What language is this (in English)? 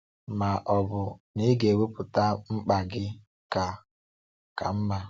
Igbo